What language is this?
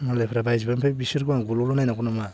Bodo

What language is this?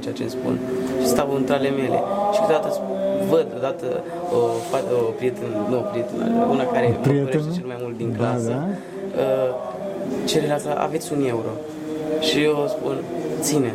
Romanian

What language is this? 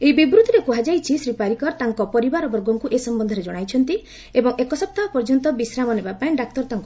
Odia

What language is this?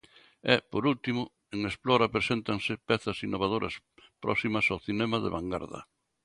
Galician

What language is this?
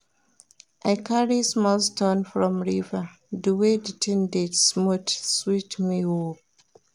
Nigerian Pidgin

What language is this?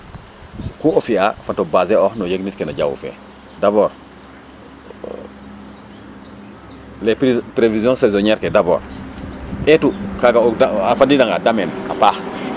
Serer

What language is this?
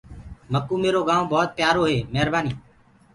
Gurgula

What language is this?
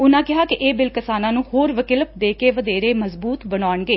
Punjabi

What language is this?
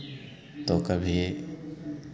Hindi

